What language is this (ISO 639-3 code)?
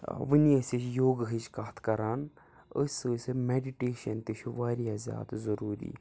kas